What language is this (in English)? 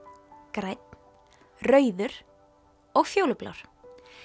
Icelandic